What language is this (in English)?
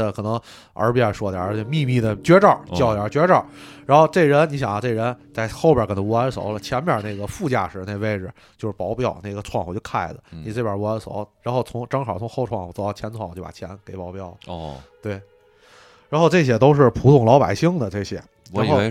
Chinese